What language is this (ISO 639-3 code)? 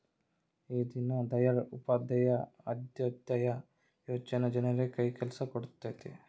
kan